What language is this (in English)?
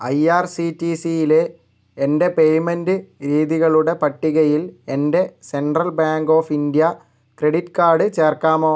Malayalam